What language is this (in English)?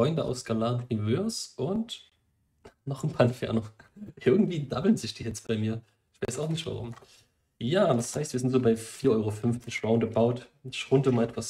German